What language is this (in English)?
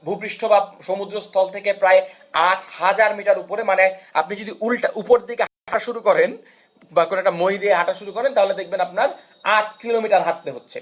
Bangla